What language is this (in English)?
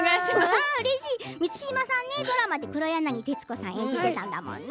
Japanese